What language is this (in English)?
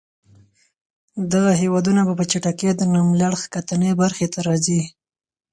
Pashto